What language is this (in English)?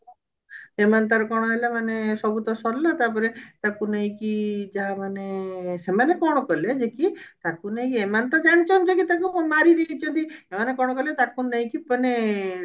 Odia